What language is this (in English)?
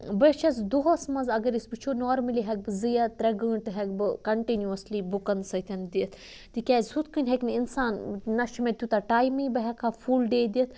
Kashmiri